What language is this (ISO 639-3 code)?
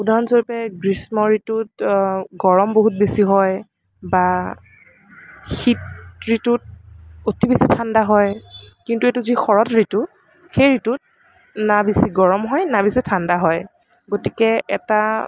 asm